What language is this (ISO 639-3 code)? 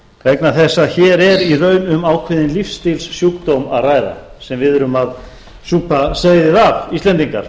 isl